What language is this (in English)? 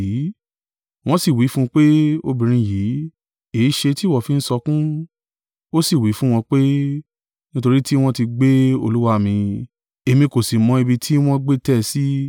Yoruba